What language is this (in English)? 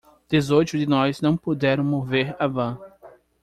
Portuguese